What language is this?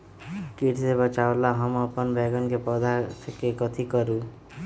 Magahi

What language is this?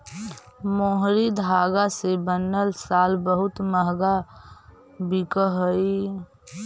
Magahi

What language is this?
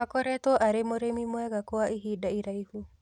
Kikuyu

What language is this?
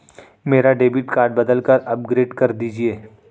Hindi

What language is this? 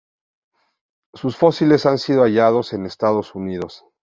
Spanish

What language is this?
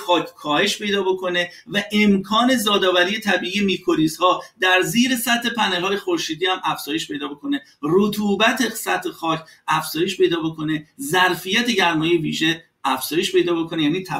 Persian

